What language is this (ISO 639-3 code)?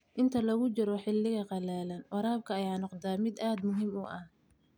som